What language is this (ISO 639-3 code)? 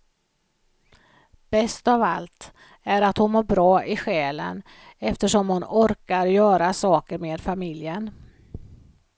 swe